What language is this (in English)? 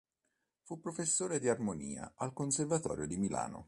Italian